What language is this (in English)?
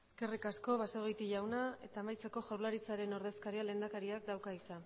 Basque